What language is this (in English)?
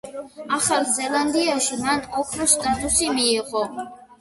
Georgian